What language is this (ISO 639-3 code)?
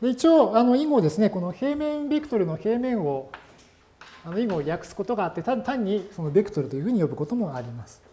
jpn